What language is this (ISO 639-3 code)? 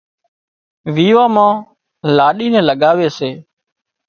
kxp